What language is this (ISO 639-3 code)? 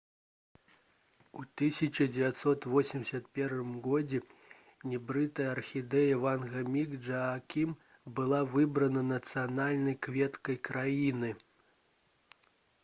bel